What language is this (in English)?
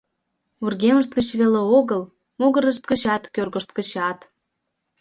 Mari